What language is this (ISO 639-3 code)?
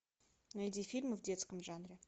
rus